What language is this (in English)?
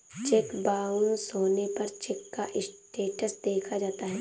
Hindi